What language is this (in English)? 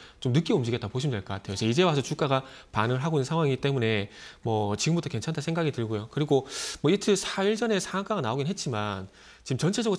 Korean